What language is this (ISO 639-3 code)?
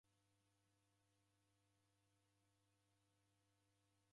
dav